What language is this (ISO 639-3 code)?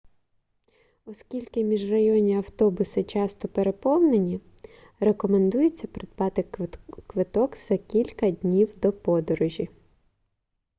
ukr